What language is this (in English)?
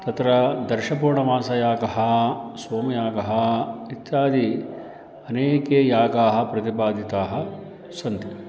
Sanskrit